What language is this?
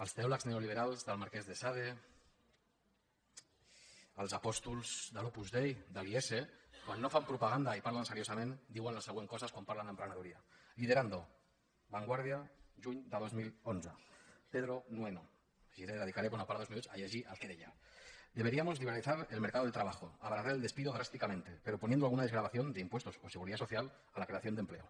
Catalan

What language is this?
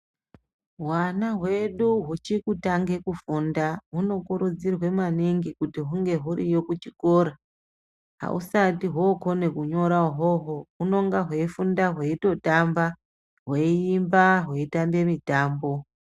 Ndau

